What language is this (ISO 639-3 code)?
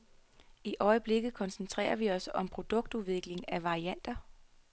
dan